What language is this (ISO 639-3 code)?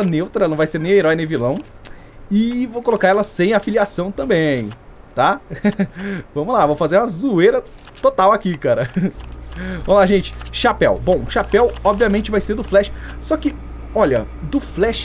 por